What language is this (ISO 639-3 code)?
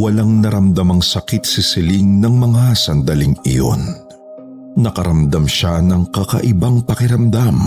fil